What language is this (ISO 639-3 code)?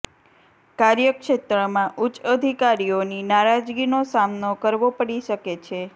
guj